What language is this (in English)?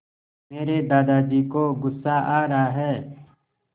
Hindi